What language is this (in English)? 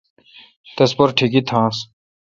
Kalkoti